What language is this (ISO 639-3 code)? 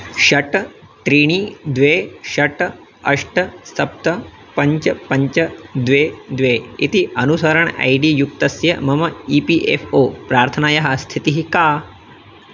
san